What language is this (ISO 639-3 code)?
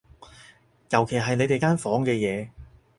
yue